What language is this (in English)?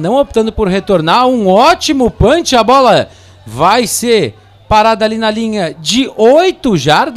Portuguese